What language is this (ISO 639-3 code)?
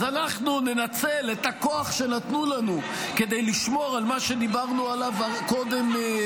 heb